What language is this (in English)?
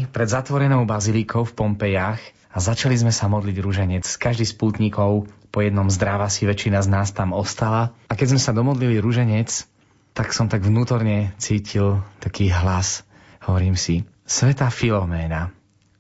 Slovak